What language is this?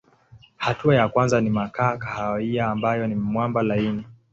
Swahili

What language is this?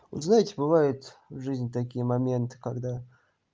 Russian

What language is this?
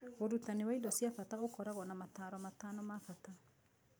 Kikuyu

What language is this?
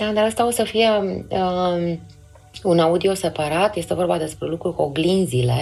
Romanian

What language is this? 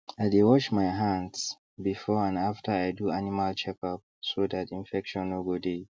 Nigerian Pidgin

